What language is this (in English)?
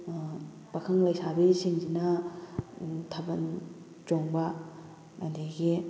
Manipuri